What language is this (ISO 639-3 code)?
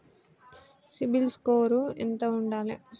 tel